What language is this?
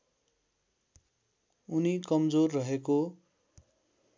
Nepali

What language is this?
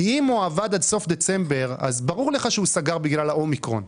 Hebrew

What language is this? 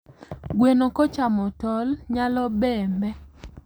Luo (Kenya and Tanzania)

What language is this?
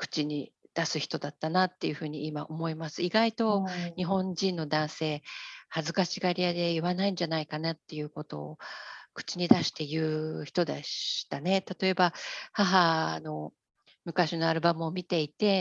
Japanese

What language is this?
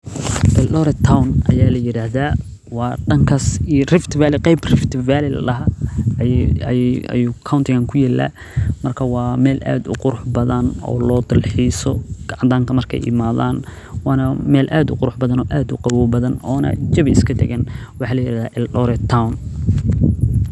Somali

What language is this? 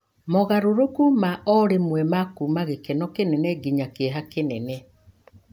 Kikuyu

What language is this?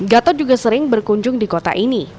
Indonesian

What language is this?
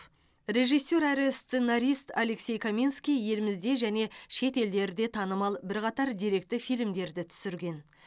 Kazakh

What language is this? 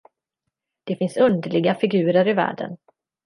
Swedish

